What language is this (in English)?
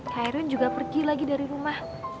Indonesian